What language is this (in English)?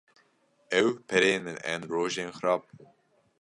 Kurdish